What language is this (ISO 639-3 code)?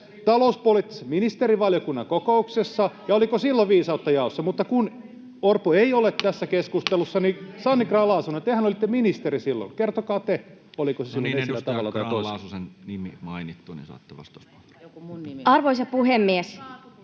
fin